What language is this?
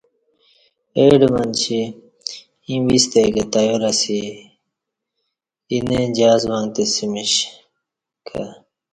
Kati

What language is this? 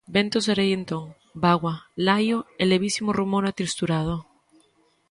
Galician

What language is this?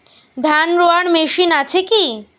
Bangla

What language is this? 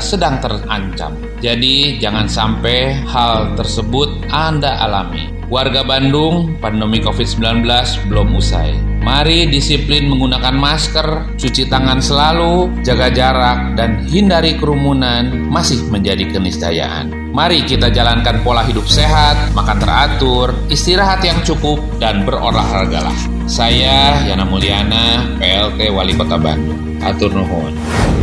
Indonesian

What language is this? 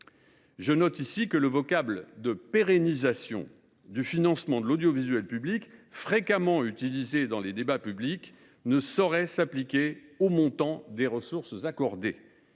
French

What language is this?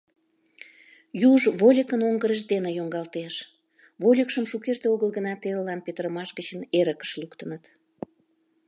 Mari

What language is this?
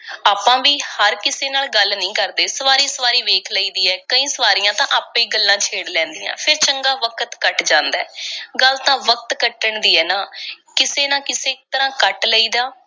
Punjabi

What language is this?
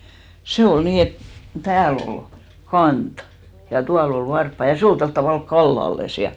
Finnish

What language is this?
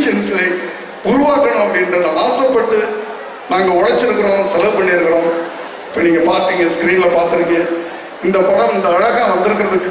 Turkish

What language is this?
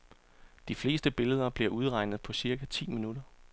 Danish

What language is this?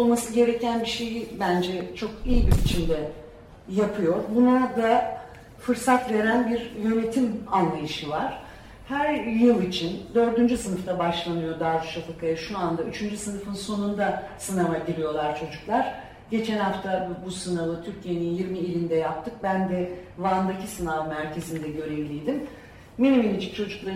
Turkish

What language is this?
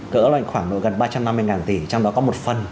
Vietnamese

